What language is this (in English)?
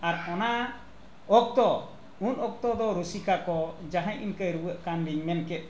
Santali